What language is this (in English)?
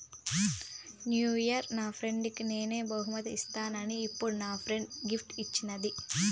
Telugu